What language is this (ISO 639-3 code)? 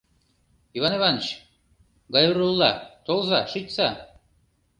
chm